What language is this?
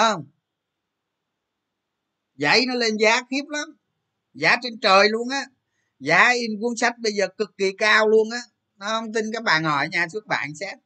Vietnamese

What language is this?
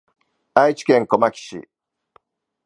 Japanese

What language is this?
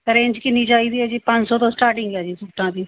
Punjabi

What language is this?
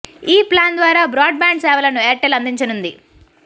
Telugu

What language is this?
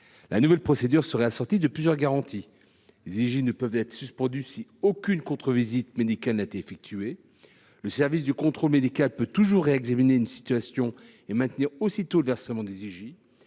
French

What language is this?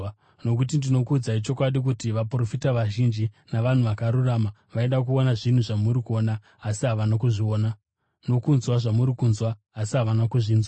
Shona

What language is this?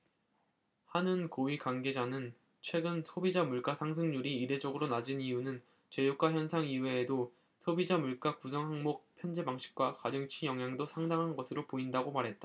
Korean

